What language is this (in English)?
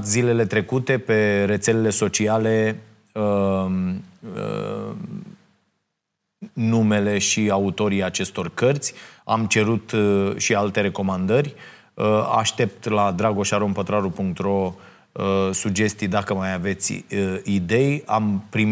Romanian